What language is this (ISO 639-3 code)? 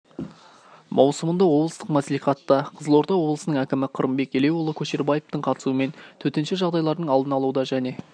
kaz